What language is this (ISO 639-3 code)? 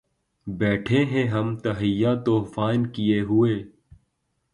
urd